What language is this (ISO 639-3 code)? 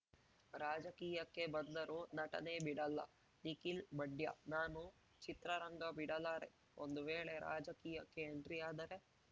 kan